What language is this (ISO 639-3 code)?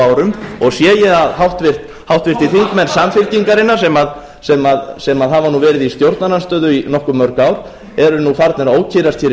isl